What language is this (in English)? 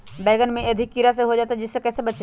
Magahi